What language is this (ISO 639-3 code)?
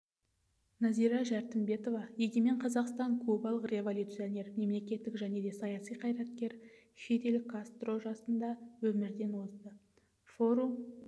kaz